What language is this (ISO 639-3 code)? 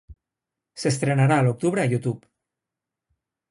cat